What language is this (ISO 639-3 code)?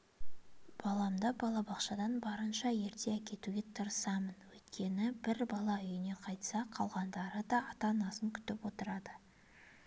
kaz